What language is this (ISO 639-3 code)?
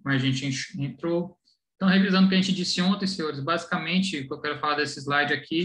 por